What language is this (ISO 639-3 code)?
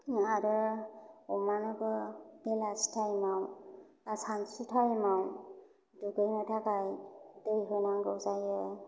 brx